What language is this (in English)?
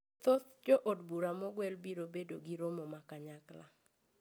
Luo (Kenya and Tanzania)